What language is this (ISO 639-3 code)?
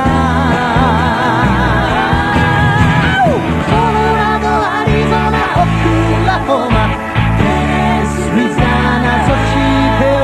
jpn